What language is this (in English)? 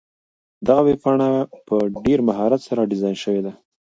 Pashto